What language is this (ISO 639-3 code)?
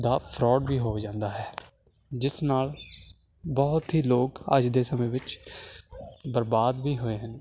pan